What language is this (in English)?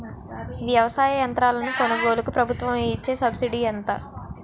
Telugu